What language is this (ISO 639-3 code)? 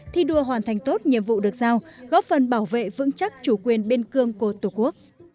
vie